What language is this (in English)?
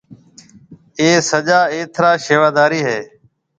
Marwari (Pakistan)